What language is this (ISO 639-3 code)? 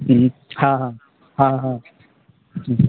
mai